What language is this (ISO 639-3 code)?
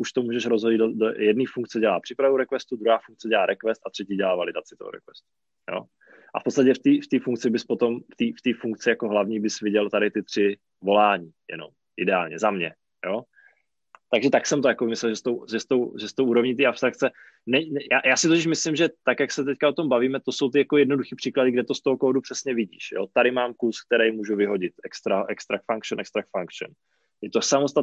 ces